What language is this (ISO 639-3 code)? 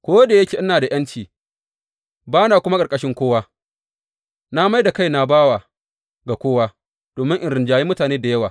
hau